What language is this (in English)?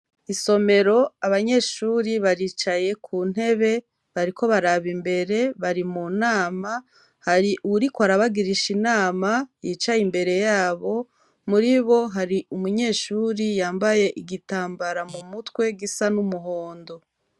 Rundi